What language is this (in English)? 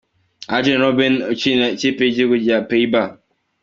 Kinyarwanda